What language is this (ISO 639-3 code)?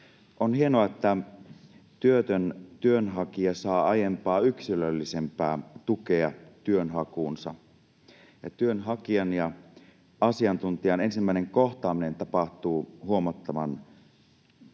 fin